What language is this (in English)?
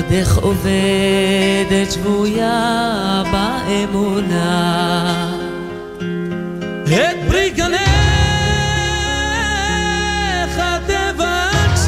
Hebrew